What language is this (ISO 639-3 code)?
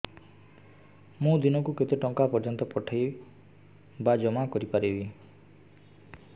ori